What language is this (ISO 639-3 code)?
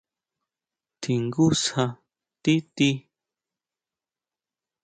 mau